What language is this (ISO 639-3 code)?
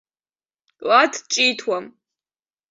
abk